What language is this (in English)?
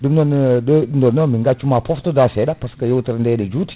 Fula